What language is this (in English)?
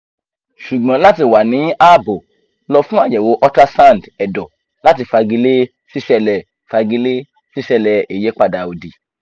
Yoruba